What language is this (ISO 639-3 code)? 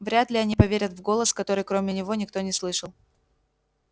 rus